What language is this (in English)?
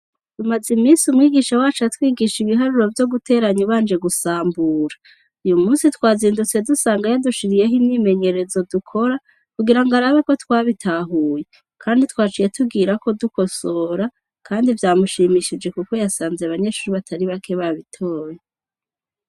Rundi